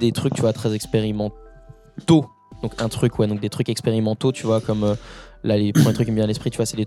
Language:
French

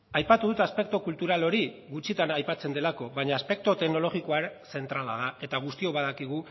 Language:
Basque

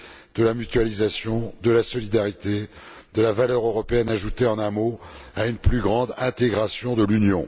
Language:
French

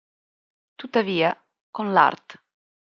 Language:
Italian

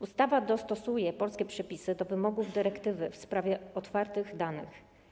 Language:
Polish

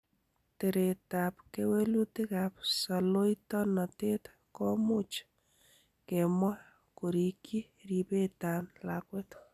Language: Kalenjin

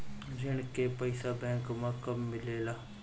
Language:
Bhojpuri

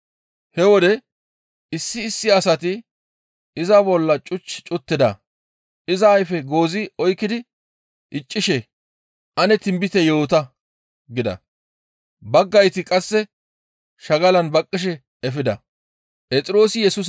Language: Gamo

